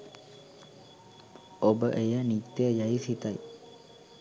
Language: Sinhala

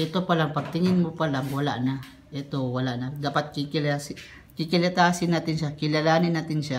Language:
Filipino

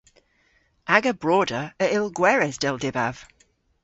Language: Cornish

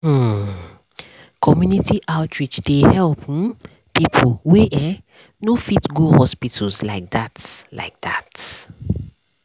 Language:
Nigerian Pidgin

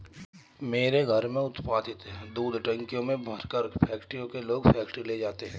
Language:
Hindi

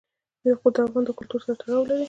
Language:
Pashto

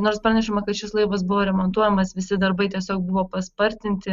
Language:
Lithuanian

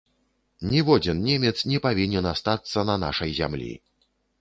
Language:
Belarusian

